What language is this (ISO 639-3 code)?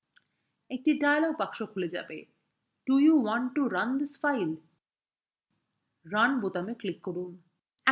ben